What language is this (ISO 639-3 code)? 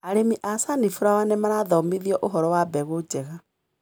kik